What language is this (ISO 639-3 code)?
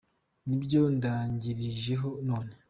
kin